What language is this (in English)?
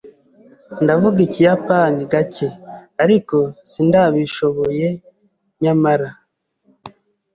Kinyarwanda